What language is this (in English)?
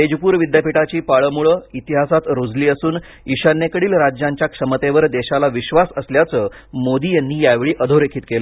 Marathi